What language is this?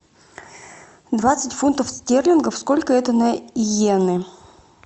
Russian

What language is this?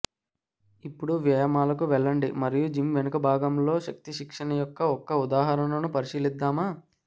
Telugu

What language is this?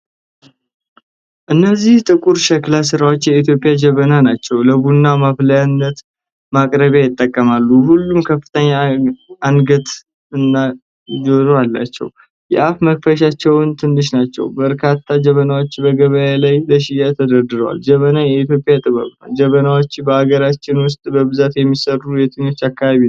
Amharic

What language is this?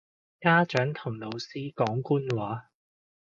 Cantonese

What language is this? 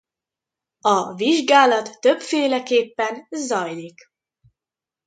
Hungarian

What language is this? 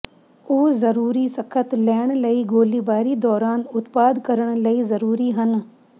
Punjabi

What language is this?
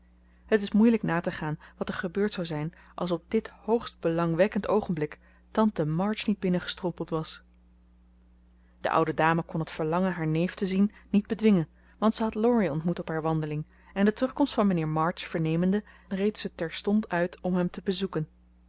Dutch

